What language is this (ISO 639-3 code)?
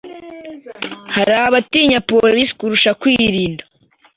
kin